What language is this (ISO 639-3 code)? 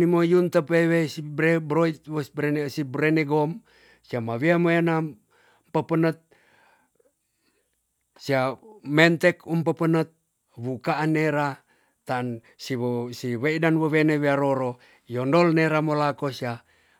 txs